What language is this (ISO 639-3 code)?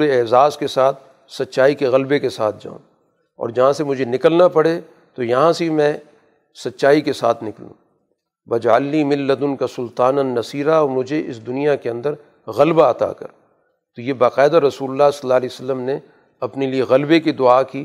urd